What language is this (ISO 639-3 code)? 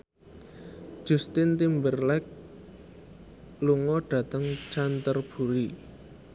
jav